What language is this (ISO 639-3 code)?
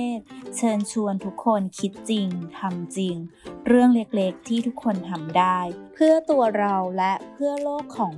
tha